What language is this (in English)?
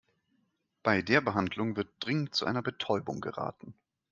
German